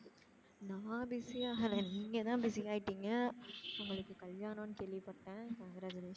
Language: Tamil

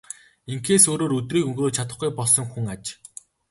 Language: Mongolian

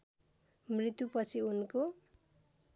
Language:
Nepali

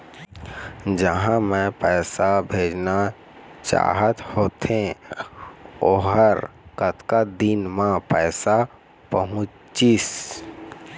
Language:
Chhattisgarhi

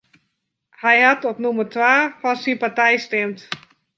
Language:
Western Frisian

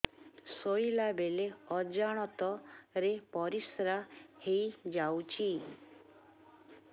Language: Odia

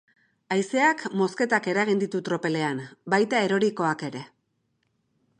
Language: Basque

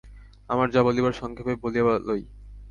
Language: Bangla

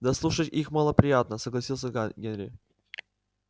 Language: Russian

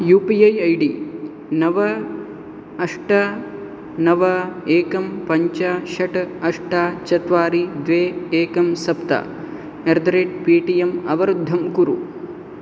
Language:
Sanskrit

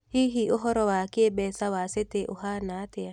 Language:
Kikuyu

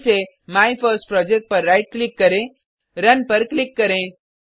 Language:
Hindi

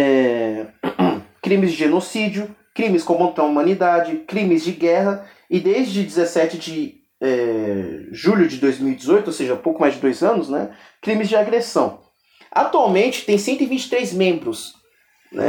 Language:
Portuguese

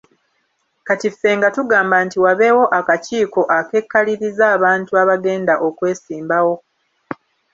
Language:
Ganda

